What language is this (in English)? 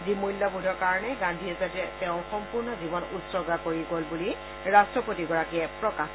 Assamese